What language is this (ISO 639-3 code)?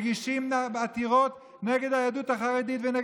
heb